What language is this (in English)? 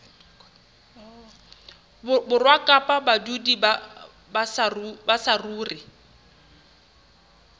Southern Sotho